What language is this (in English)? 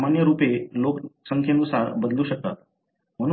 Marathi